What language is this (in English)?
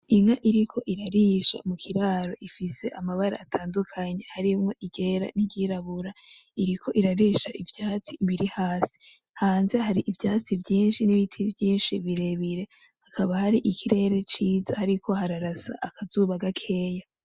Rundi